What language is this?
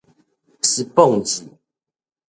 Min Nan Chinese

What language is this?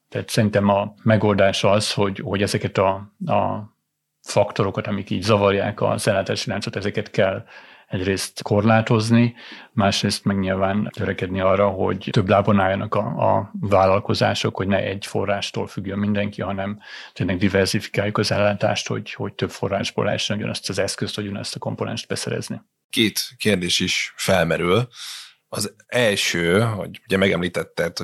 Hungarian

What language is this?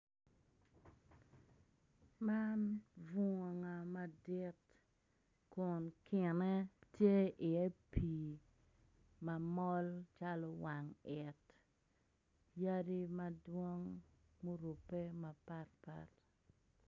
Acoli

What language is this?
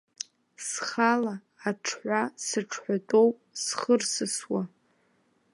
Abkhazian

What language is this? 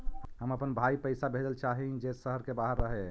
Magahi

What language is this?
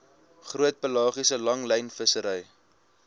Afrikaans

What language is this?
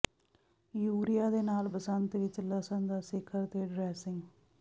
Punjabi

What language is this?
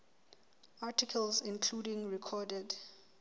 Southern Sotho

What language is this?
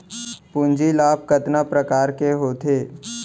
Chhattisgarhi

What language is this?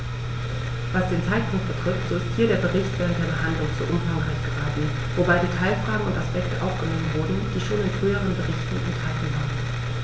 German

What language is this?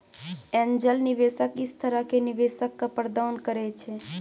Maithili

